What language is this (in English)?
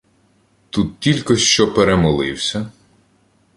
Ukrainian